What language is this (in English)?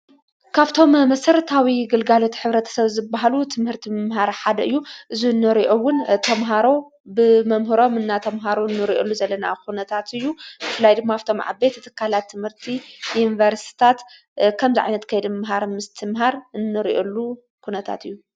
Tigrinya